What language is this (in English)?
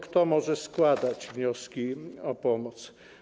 Polish